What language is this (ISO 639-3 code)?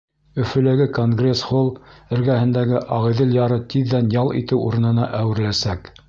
bak